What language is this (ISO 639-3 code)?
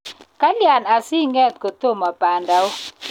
kln